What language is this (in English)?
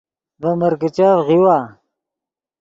Yidgha